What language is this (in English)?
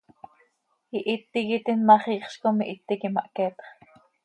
Seri